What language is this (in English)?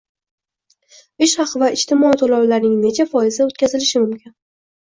Uzbek